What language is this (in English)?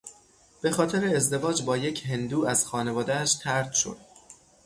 Persian